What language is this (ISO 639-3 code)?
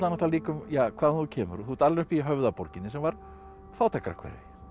isl